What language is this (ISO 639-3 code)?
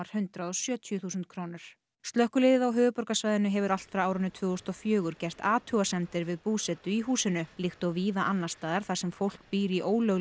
isl